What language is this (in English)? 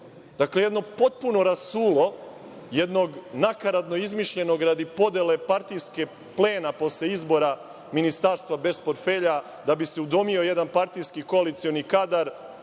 Serbian